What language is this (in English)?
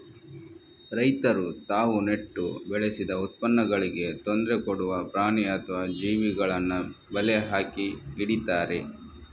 Kannada